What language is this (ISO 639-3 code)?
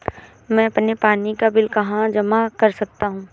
hin